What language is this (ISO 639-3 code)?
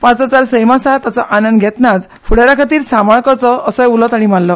kok